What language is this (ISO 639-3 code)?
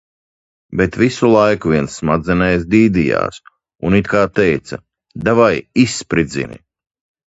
lav